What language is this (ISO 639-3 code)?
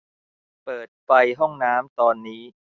tha